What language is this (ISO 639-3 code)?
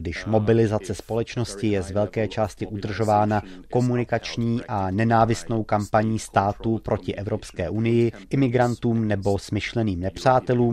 ces